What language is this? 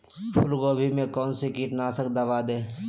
Magahi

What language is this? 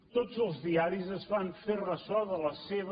Catalan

